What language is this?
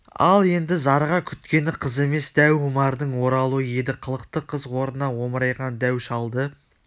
Kazakh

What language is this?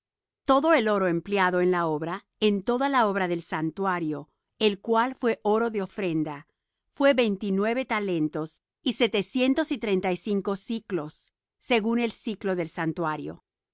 Spanish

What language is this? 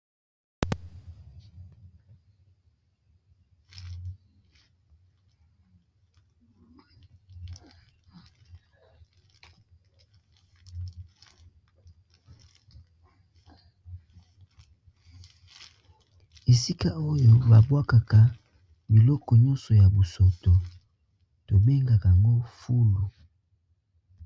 Lingala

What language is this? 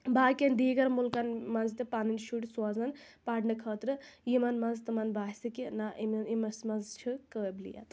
Kashmiri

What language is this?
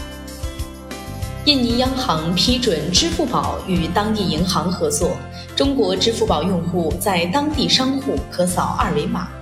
Chinese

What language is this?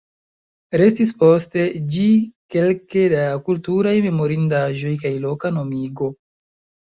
Esperanto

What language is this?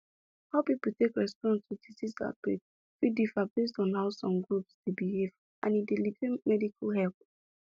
Nigerian Pidgin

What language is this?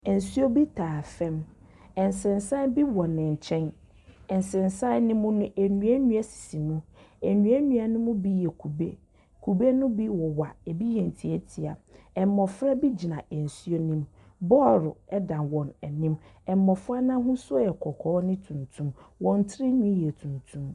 Akan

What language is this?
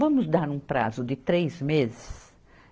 Portuguese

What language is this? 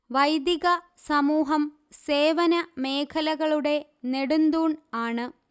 Malayalam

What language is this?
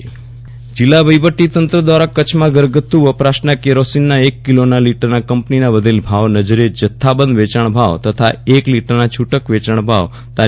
Gujarati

